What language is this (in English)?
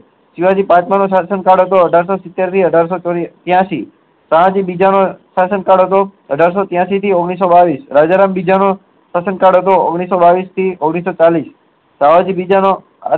Gujarati